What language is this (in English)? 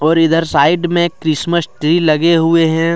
Hindi